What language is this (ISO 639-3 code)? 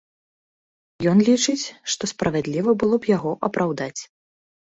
bel